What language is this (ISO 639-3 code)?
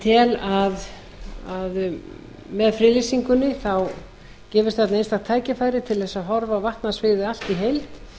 isl